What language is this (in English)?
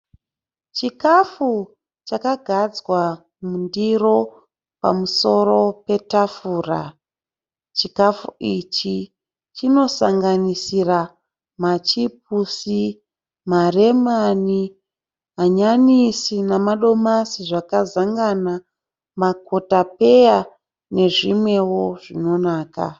Shona